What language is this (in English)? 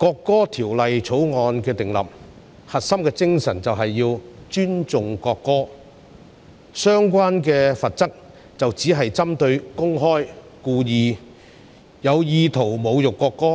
Cantonese